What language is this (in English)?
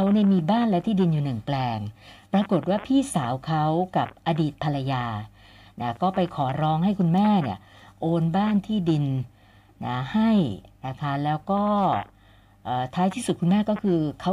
Thai